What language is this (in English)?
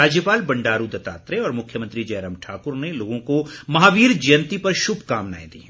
Hindi